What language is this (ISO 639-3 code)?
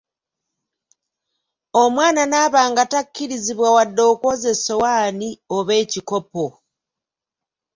lug